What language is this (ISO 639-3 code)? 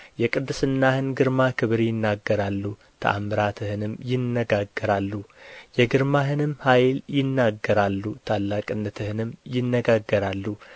amh